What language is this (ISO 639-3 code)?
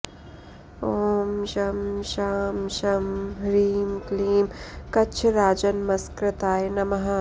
san